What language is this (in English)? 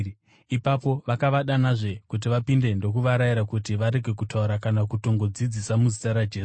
Shona